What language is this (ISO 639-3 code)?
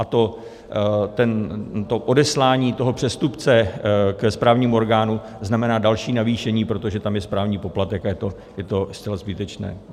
ces